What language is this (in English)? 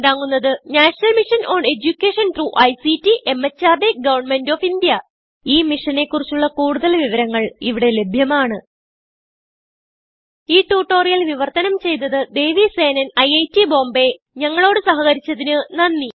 Malayalam